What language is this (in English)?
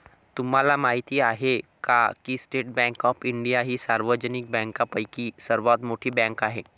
Marathi